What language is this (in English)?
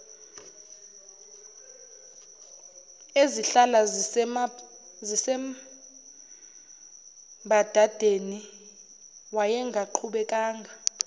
Zulu